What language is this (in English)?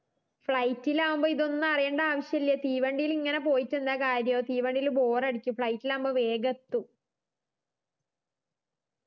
Malayalam